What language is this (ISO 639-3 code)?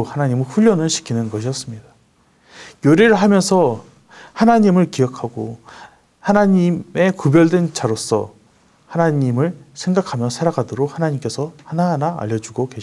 kor